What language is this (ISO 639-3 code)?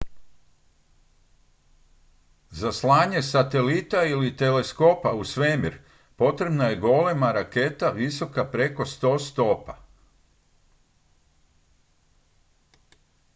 hrv